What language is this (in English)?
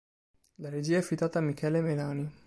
Italian